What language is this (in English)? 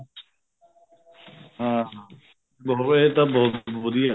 Punjabi